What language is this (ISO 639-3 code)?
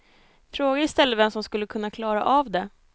swe